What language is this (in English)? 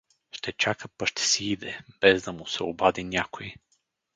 Bulgarian